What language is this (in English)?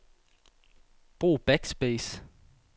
Danish